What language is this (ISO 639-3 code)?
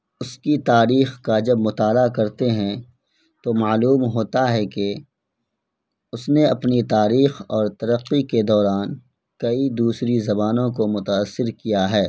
urd